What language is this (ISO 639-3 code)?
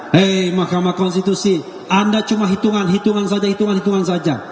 ind